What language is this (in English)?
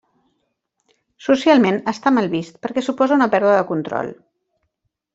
Catalan